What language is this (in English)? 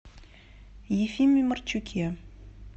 Russian